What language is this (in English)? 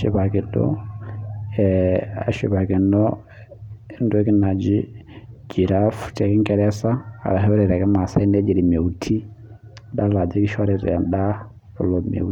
Masai